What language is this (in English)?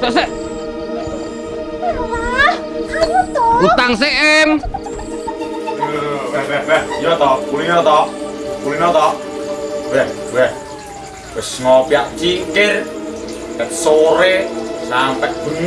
Indonesian